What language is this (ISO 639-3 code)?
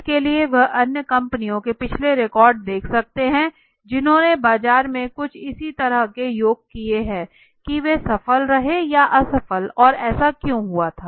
hin